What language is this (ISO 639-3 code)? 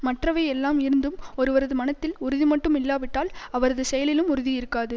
tam